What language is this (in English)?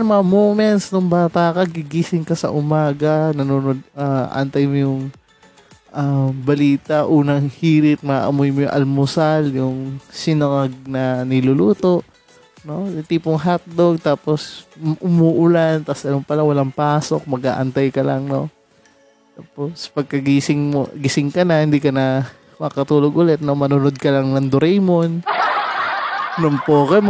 Filipino